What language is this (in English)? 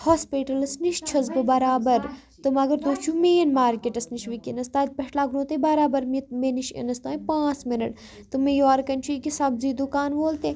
Kashmiri